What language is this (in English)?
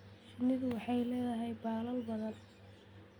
Somali